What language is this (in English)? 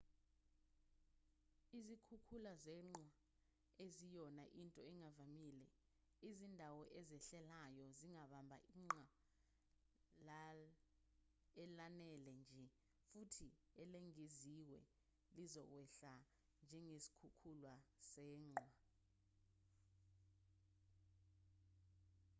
Zulu